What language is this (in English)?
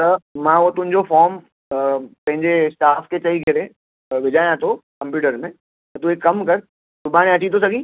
Sindhi